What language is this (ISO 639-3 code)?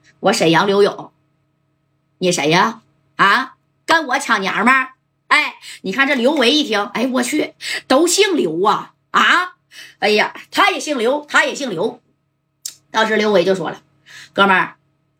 zho